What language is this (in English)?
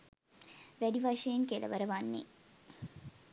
Sinhala